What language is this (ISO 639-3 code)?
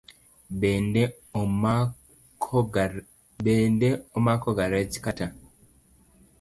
luo